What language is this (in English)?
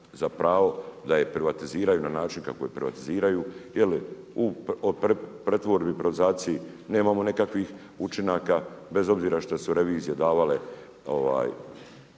Croatian